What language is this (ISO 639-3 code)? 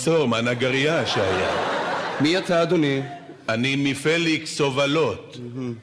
heb